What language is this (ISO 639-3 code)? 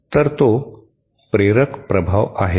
mar